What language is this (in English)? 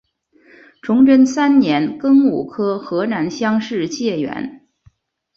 Chinese